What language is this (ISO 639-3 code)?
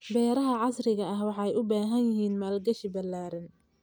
som